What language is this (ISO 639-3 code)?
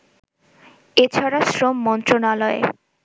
ben